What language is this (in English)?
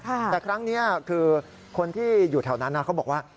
Thai